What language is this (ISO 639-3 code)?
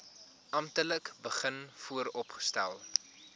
afr